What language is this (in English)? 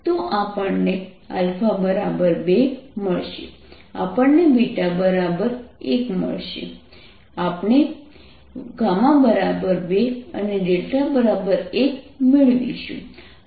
Gujarati